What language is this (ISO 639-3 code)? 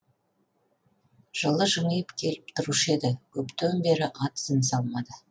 kaz